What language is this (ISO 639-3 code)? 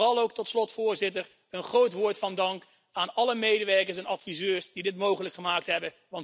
nld